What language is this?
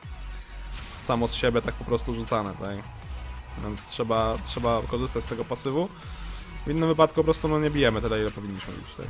Polish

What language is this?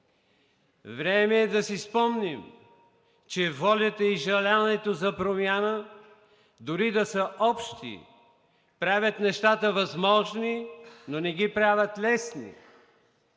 Bulgarian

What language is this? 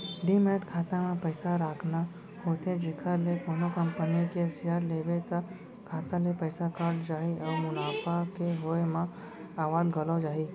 Chhattisgarhi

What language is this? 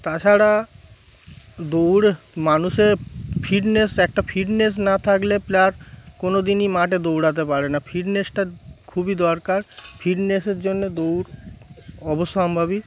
Bangla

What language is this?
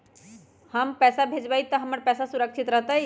Magahi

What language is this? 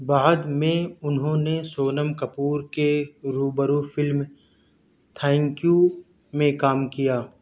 Urdu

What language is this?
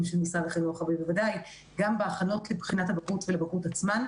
Hebrew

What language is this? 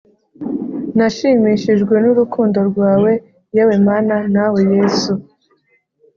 Kinyarwanda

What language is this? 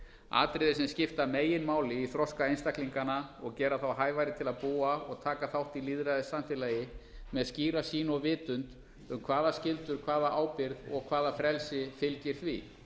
Icelandic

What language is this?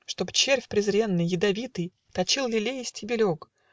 Russian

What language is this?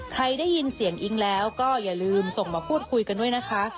Thai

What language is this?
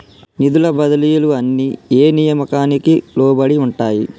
Telugu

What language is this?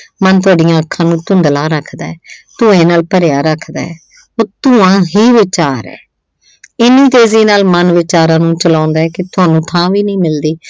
Punjabi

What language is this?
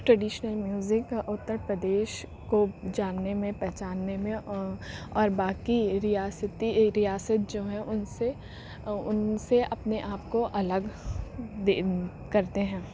Urdu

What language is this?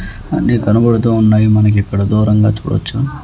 Telugu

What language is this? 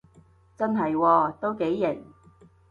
Cantonese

